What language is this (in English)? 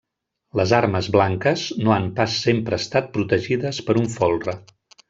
Catalan